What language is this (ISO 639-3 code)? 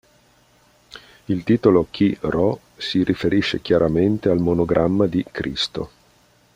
ita